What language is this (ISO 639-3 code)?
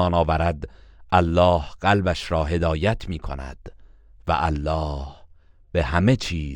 fas